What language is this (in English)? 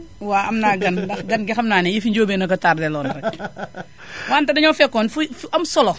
Wolof